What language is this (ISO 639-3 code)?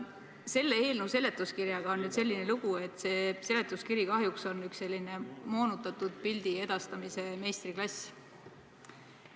est